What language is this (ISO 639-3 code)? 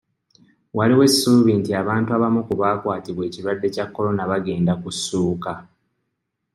lug